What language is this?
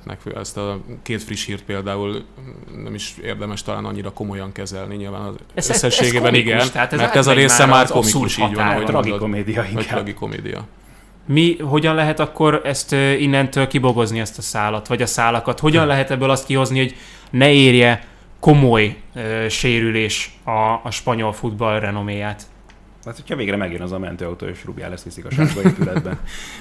Hungarian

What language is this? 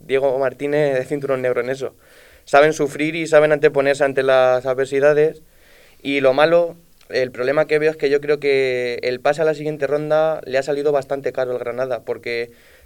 Spanish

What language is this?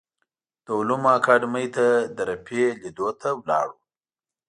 Pashto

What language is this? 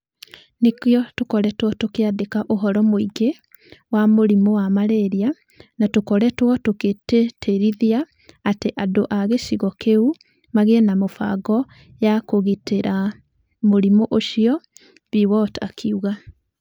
Kikuyu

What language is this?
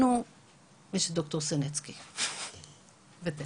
Hebrew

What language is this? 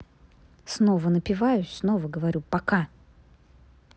Russian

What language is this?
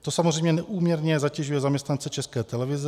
Czech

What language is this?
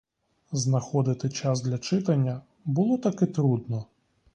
Ukrainian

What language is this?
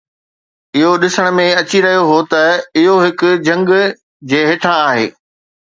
Sindhi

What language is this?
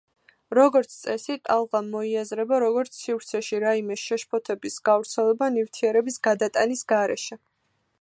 Georgian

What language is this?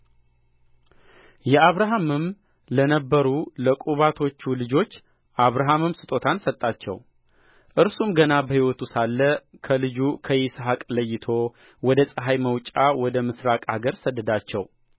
Amharic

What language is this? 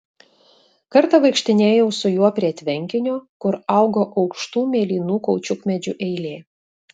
Lithuanian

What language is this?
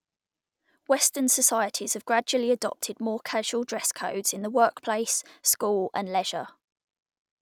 English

